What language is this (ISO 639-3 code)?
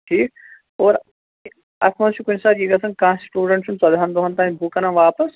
kas